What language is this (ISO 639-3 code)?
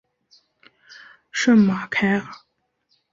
zho